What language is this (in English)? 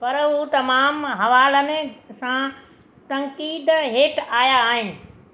Sindhi